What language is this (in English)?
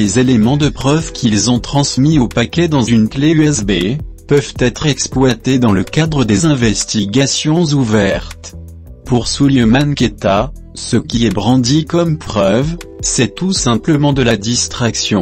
French